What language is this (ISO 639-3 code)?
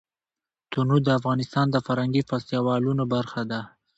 pus